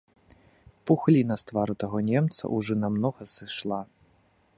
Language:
Belarusian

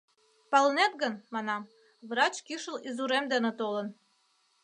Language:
Mari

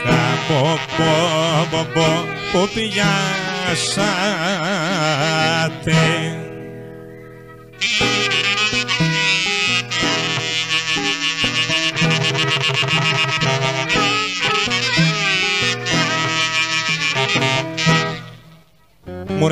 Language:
Greek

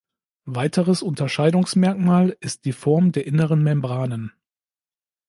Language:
German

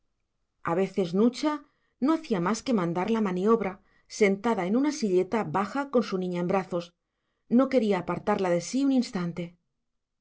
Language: Spanish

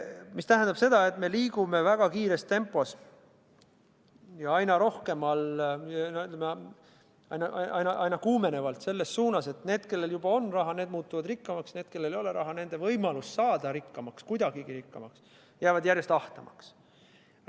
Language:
Estonian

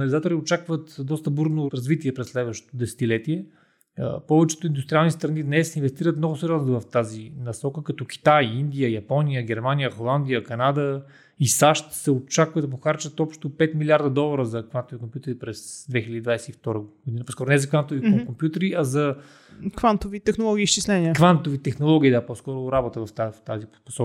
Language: Bulgarian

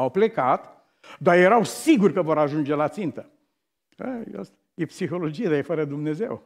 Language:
Romanian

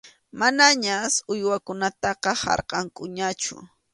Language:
Arequipa-La Unión Quechua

